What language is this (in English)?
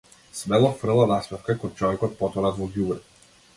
Macedonian